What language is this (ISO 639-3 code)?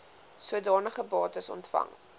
afr